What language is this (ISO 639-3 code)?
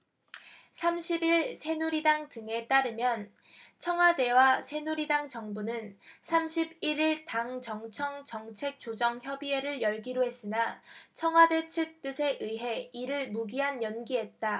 kor